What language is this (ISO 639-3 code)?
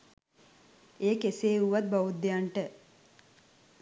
sin